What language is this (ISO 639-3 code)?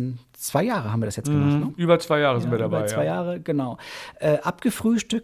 deu